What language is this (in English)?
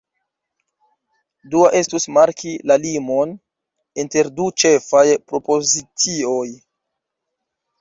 Esperanto